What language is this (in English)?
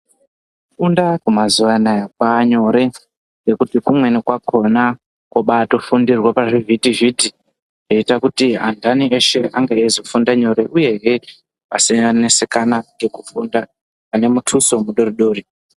Ndau